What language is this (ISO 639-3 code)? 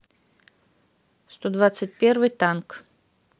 rus